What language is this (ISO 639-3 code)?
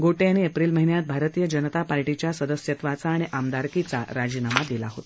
mar